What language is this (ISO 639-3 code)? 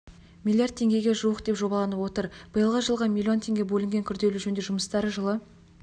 kaz